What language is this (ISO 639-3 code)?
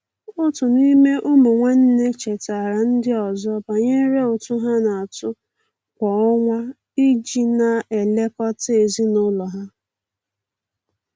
ibo